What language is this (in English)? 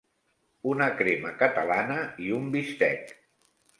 Catalan